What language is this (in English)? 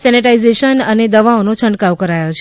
Gujarati